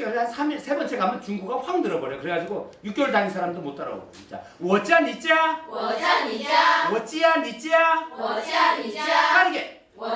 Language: Korean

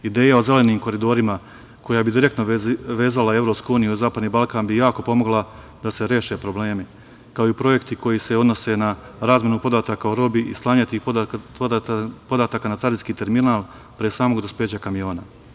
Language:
Serbian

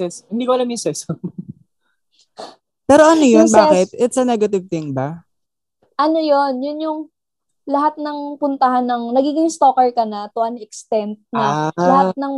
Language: Filipino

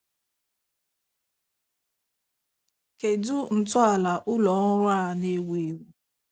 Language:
Igbo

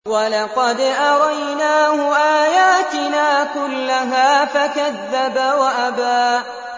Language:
Arabic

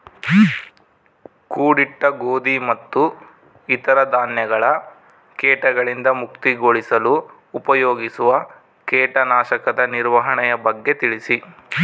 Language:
Kannada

